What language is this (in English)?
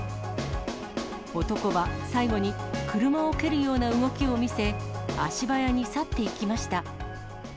Japanese